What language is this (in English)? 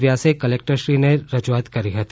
Gujarati